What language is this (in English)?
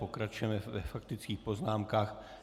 Czech